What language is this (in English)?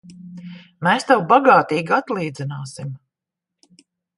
Latvian